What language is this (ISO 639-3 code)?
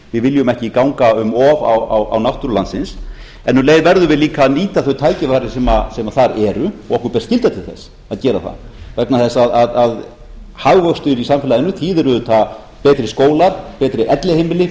isl